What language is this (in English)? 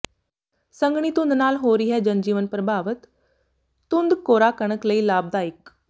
Punjabi